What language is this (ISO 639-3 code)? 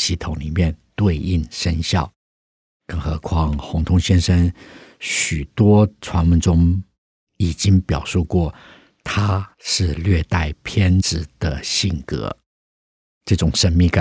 zho